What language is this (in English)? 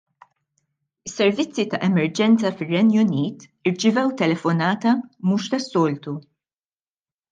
Maltese